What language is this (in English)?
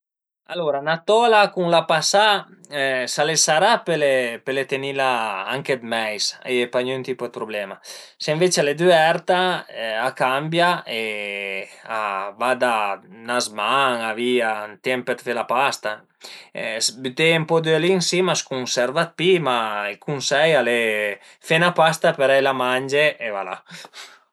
Piedmontese